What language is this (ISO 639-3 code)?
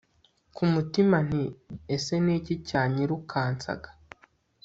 kin